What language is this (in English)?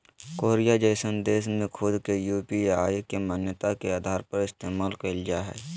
Magahi